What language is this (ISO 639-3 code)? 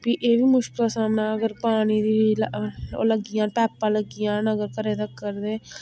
doi